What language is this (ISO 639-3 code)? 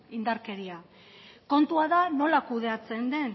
eus